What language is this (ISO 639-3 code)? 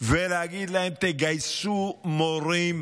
heb